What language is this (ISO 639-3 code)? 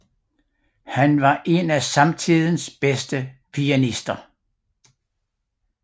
dan